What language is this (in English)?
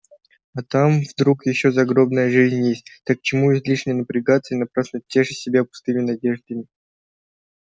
Russian